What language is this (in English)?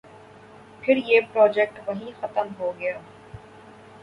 Urdu